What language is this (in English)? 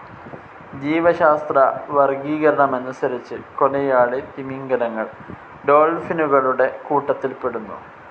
Malayalam